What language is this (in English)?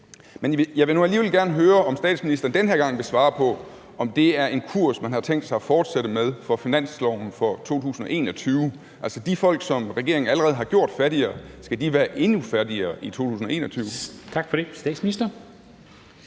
Danish